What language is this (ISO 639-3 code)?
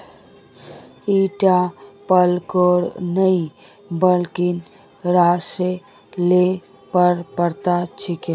mag